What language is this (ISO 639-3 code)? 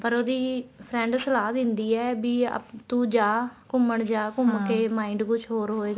pan